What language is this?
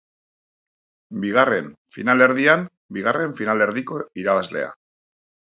Basque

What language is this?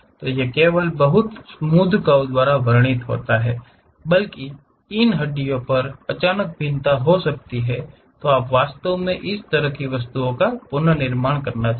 Hindi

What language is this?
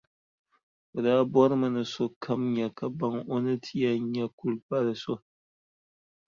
Dagbani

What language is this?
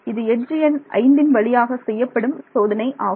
Tamil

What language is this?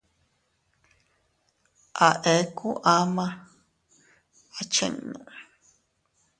Teutila Cuicatec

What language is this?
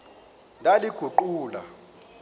Xhosa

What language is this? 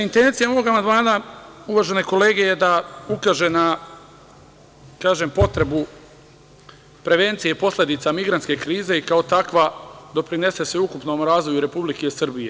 Serbian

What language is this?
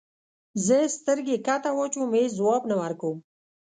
Pashto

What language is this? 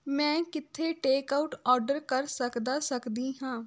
Punjabi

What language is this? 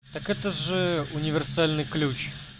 Russian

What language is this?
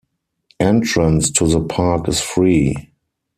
English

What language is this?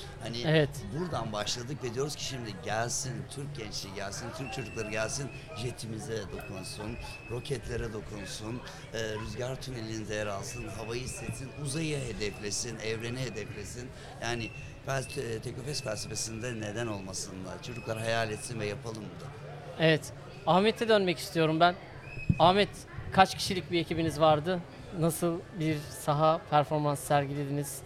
Turkish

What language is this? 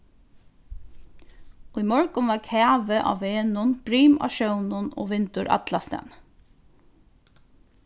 Faroese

